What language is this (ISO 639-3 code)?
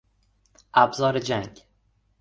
fas